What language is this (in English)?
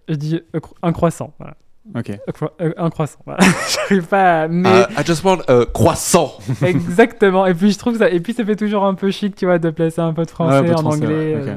French